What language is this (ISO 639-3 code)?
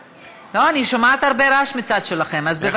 heb